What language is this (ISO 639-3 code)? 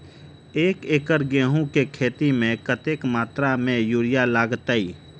mai